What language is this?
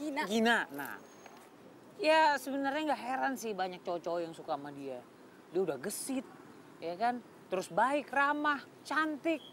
Indonesian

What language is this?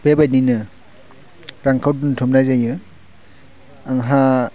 Bodo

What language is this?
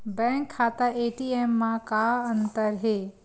Chhattisgarhi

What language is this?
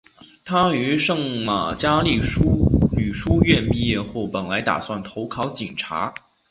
Chinese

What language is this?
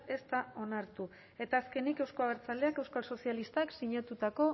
Basque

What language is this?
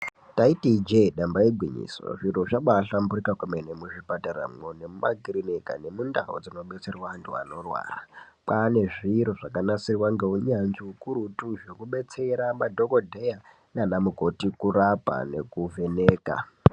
Ndau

